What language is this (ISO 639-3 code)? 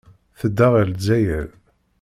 kab